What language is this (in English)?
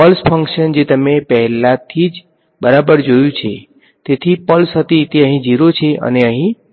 Gujarati